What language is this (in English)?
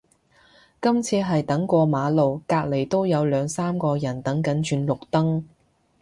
Cantonese